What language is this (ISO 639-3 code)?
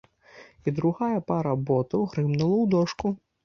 bel